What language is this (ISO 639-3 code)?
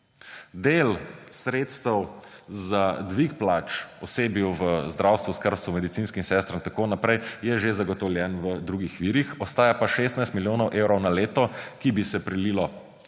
slv